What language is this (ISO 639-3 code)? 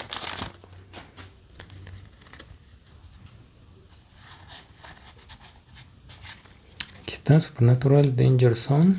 spa